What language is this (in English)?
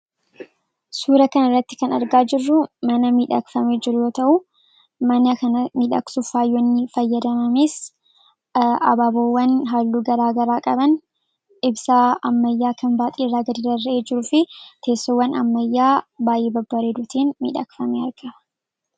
Oromo